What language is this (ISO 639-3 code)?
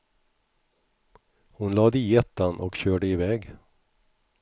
swe